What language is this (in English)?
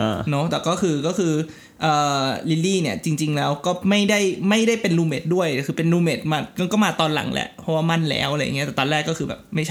Thai